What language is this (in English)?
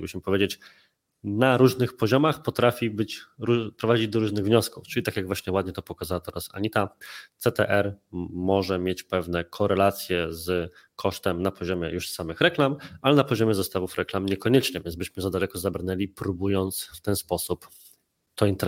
Polish